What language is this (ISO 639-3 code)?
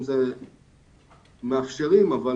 heb